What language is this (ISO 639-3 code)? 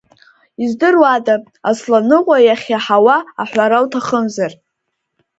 abk